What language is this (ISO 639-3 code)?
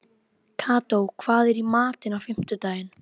isl